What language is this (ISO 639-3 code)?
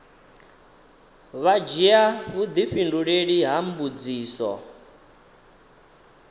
ven